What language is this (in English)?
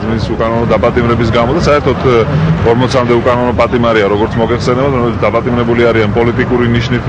Romanian